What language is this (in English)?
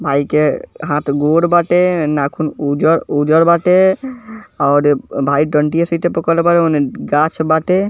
Bhojpuri